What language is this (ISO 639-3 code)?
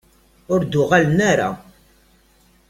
kab